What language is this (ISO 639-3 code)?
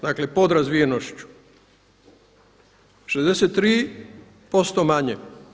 hrv